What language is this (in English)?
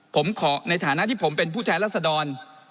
Thai